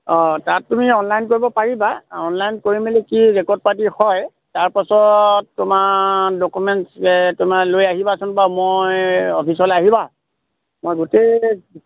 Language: Assamese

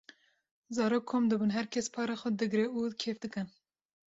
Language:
Kurdish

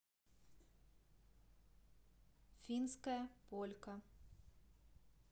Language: Russian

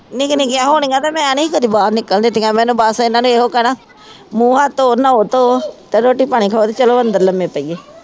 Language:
Punjabi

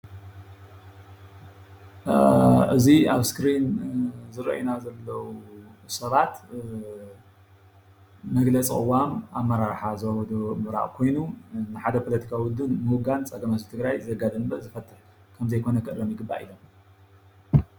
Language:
Tigrinya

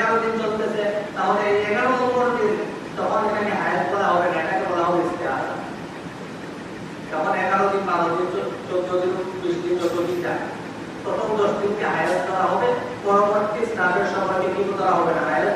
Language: Bangla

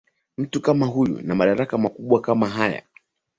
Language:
Swahili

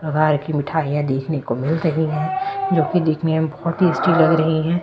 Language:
Hindi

